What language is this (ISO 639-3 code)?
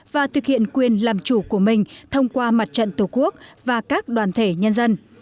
vie